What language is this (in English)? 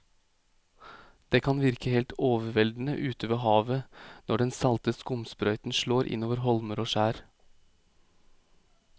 Norwegian